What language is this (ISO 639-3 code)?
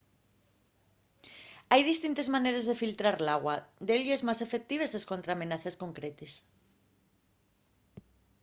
ast